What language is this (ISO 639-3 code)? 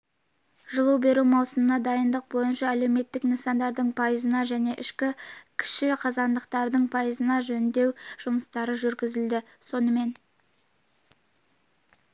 kaz